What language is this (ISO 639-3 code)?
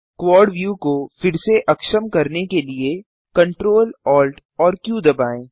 hin